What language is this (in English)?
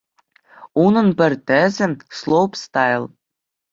Chuvash